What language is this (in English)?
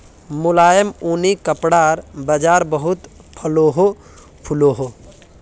Magahi